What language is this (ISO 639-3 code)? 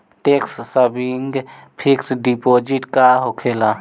bho